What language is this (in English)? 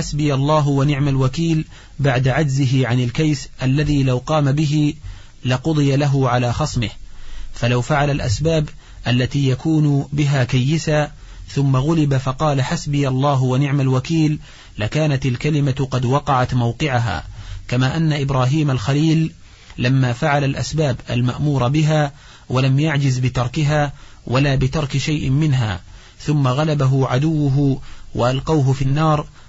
Arabic